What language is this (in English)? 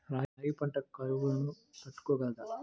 Telugu